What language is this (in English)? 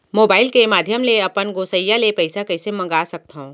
Chhattisgarhi